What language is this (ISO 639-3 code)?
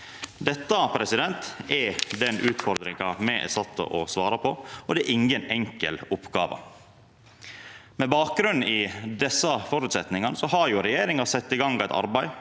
nor